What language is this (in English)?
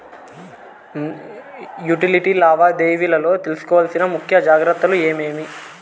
Telugu